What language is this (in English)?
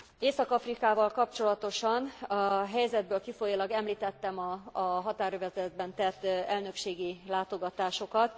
Hungarian